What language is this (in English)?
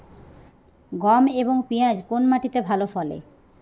Bangla